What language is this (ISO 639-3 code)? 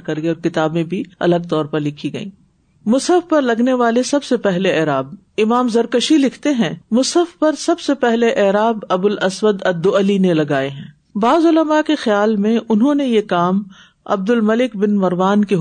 urd